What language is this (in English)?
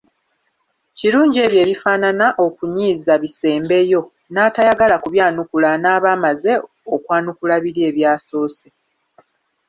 Ganda